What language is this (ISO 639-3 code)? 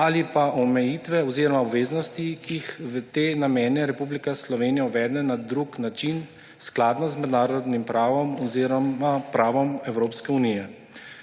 slv